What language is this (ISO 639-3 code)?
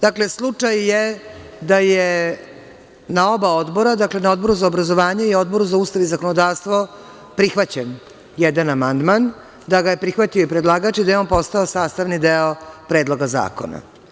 srp